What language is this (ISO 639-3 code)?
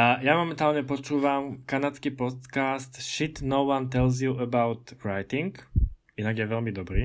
slk